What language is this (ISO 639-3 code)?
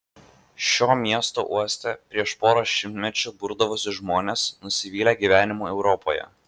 lit